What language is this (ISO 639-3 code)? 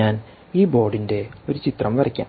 mal